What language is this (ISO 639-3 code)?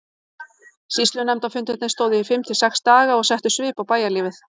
isl